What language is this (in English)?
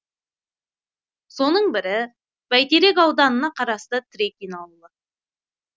Kazakh